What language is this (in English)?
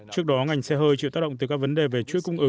Vietnamese